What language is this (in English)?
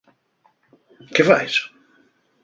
Asturian